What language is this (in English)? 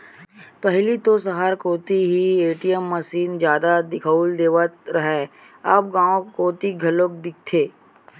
Chhattisgarhi